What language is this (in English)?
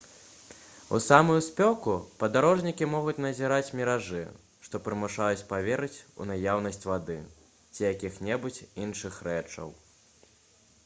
Belarusian